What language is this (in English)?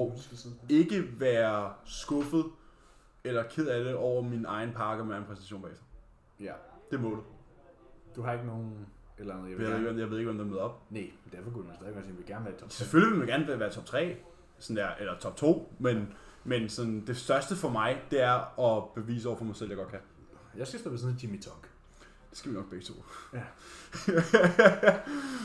Danish